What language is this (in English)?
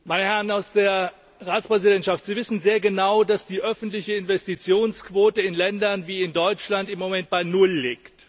German